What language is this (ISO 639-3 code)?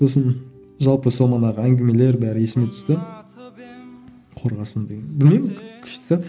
kaz